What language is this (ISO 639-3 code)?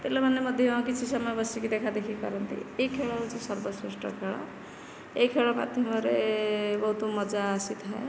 ori